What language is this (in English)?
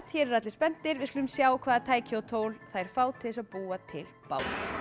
Icelandic